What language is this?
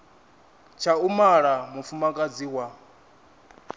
Venda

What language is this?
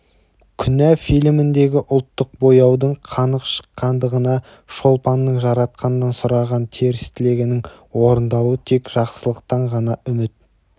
Kazakh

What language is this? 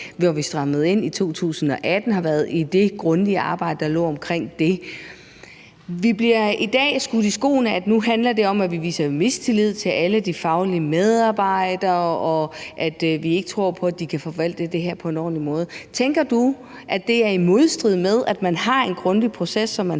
Danish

